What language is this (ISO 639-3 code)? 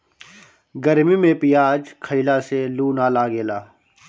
bho